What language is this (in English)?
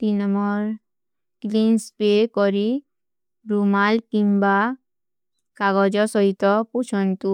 Kui (India)